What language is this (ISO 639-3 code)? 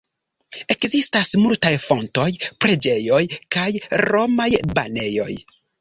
epo